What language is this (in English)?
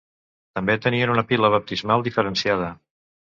Catalan